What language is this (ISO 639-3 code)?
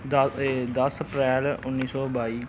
pan